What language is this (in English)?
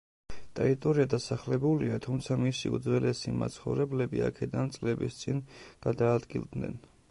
Georgian